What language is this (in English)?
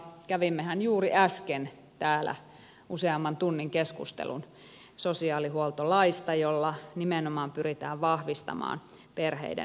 Finnish